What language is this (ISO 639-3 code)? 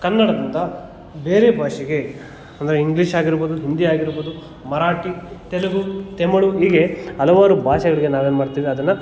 kan